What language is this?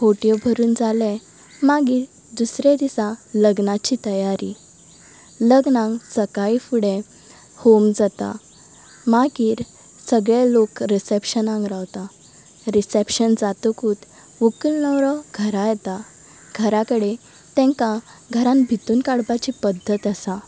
Konkani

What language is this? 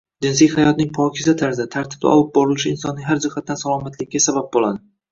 Uzbek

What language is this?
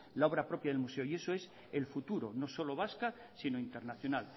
Spanish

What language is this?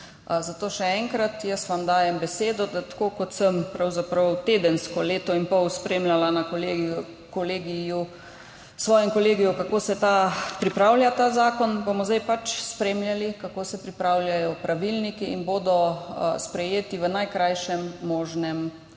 Slovenian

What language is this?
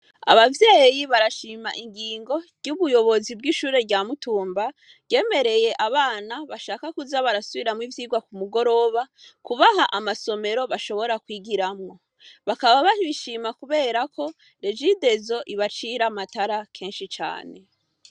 Rundi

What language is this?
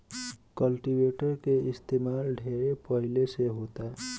Bhojpuri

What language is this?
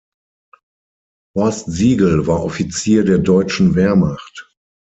German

